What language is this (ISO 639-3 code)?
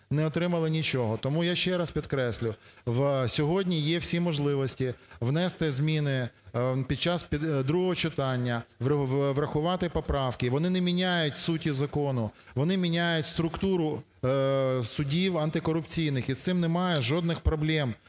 ukr